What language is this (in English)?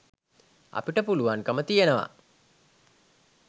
Sinhala